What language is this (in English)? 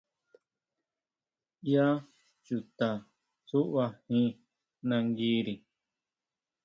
Huautla Mazatec